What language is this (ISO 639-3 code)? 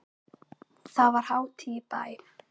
isl